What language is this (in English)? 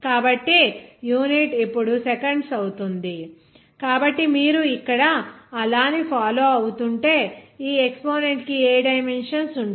Telugu